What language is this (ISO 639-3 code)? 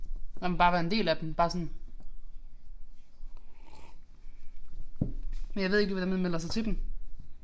dan